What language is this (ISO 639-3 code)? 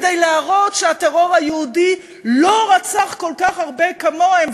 heb